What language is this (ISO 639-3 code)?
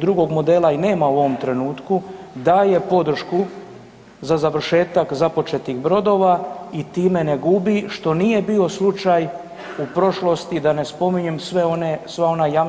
hrv